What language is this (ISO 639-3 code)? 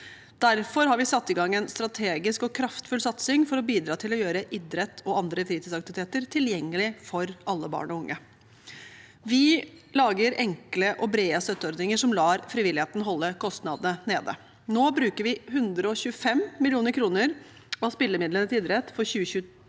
nor